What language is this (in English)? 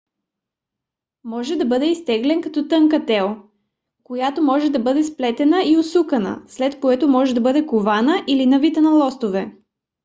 Bulgarian